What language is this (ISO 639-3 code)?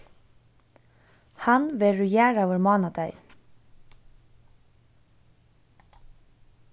fao